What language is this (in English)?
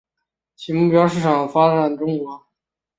Chinese